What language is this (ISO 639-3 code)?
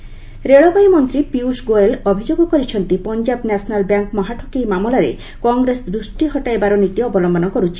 ori